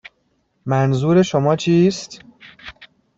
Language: Persian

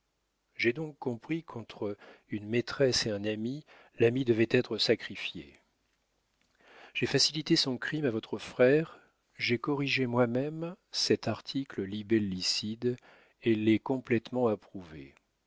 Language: French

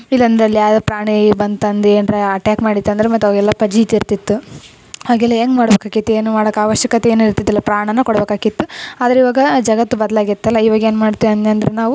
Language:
Kannada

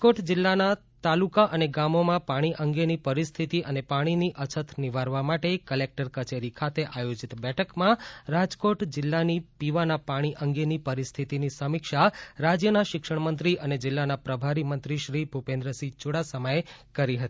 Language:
Gujarati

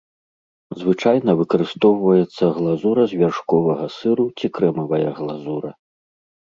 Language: Belarusian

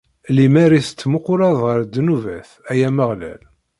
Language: Kabyle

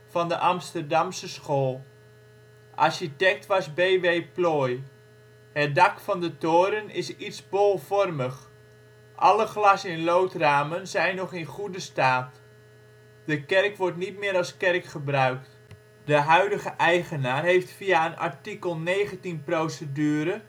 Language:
Dutch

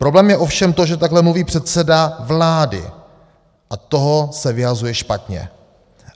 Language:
Czech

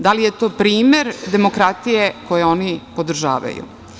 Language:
Serbian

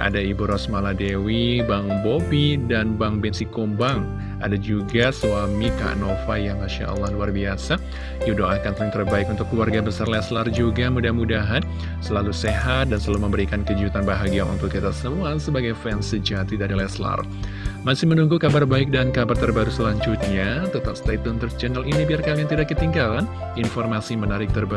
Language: Indonesian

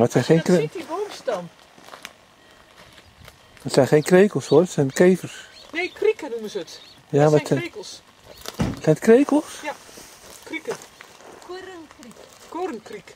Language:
Dutch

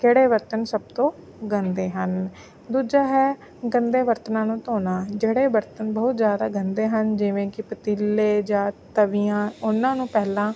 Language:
Punjabi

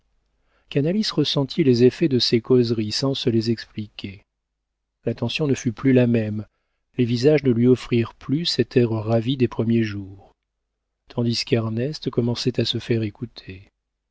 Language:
French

